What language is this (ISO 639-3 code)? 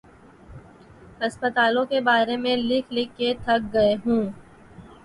urd